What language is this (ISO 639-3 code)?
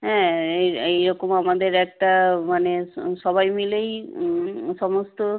ben